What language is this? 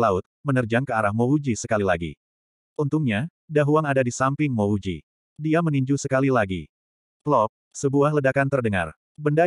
Indonesian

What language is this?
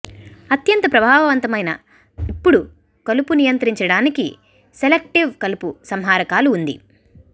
Telugu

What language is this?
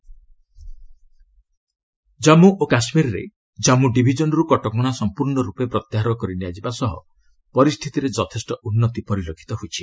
Odia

